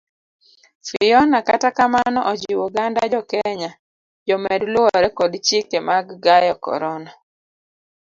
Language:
Luo (Kenya and Tanzania)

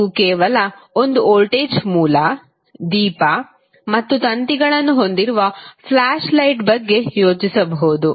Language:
Kannada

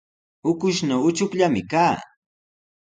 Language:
Sihuas Ancash Quechua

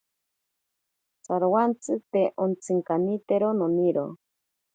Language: Ashéninka Perené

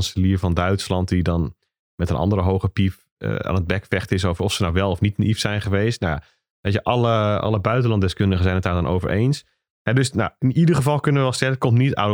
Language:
Dutch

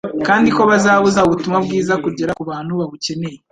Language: Kinyarwanda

